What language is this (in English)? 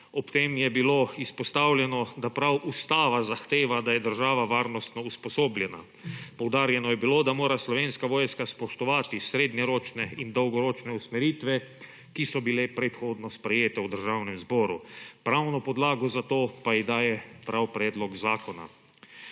Slovenian